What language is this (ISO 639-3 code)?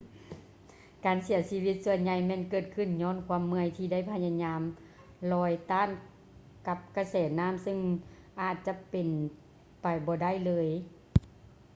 lao